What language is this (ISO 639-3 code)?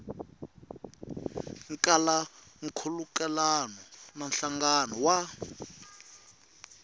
tso